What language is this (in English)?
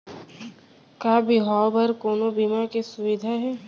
Chhattisgarhi